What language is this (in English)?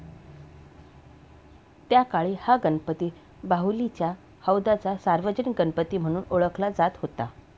Marathi